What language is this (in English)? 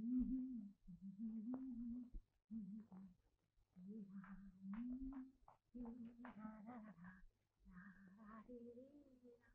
Turkish